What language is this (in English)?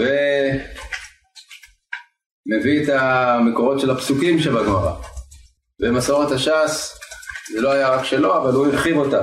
Hebrew